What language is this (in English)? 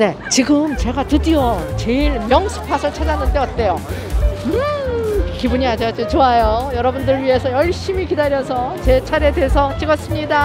Korean